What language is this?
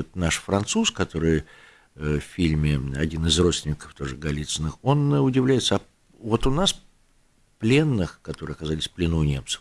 Russian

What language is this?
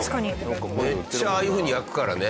Japanese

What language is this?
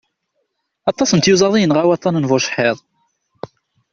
Kabyle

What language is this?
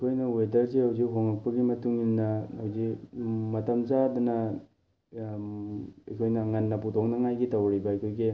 Manipuri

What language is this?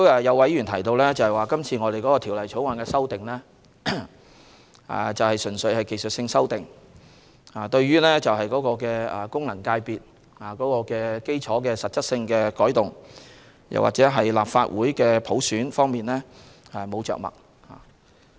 Cantonese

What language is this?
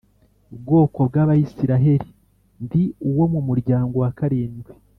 Kinyarwanda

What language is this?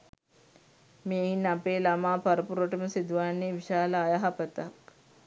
Sinhala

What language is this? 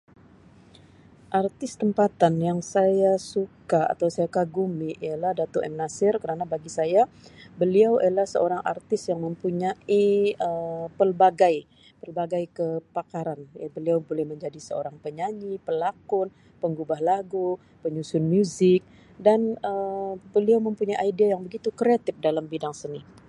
Sabah Malay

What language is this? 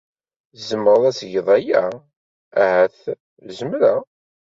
Kabyle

